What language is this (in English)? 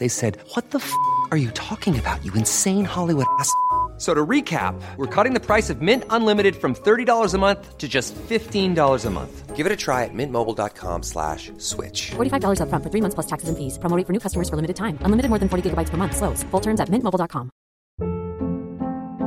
Danish